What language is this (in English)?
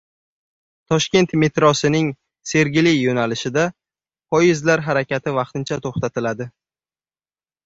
Uzbek